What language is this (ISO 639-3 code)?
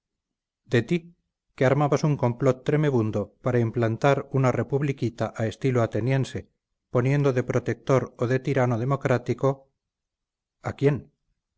spa